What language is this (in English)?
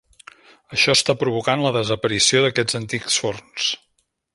Catalan